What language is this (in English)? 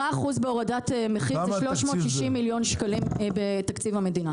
Hebrew